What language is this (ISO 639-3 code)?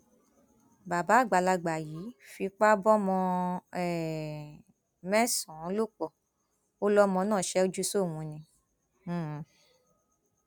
yor